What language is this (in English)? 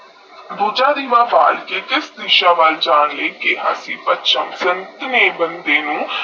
Punjabi